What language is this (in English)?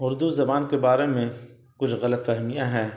Urdu